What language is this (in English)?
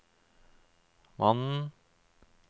Norwegian